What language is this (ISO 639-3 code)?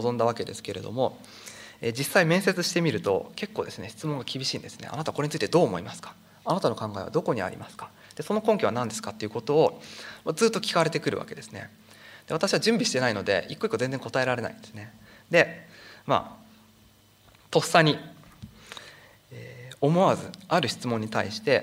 jpn